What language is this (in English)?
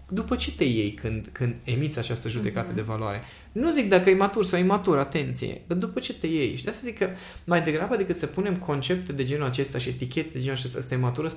Romanian